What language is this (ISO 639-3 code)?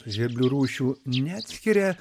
lit